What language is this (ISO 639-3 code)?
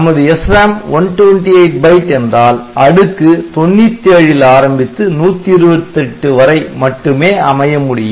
tam